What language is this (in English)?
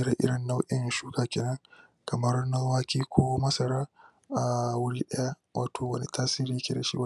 Hausa